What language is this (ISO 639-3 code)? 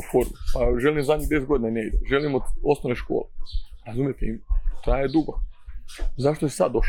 hrv